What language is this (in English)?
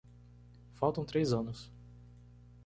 Portuguese